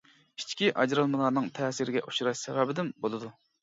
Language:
Uyghur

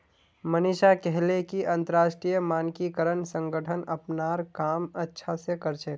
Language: Magahi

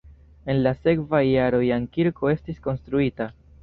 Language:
Esperanto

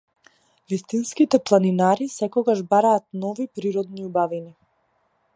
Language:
Macedonian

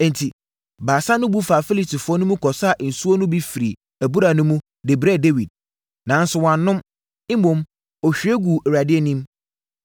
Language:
Akan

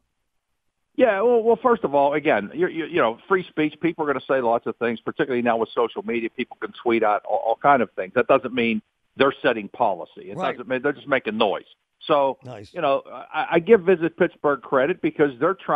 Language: English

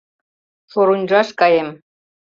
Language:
Mari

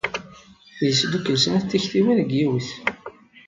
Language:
Kabyle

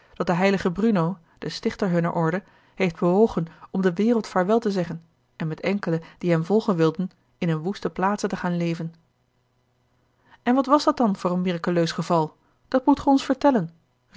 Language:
Dutch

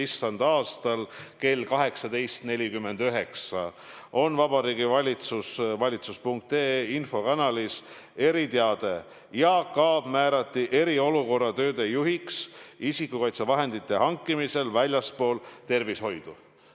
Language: Estonian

